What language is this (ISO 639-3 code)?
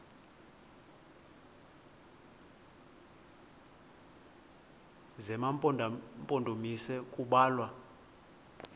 xho